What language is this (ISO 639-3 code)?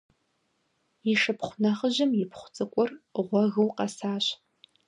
kbd